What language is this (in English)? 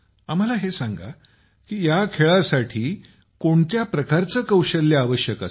Marathi